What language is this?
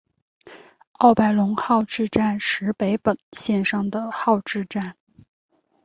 Chinese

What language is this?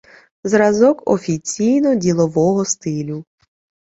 Ukrainian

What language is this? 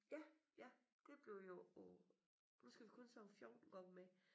Danish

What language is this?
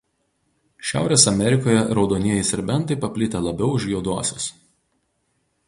Lithuanian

